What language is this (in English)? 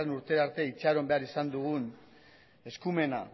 Basque